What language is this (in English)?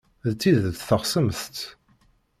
Kabyle